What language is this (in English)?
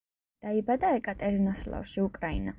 Georgian